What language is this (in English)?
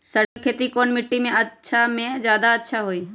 Magahi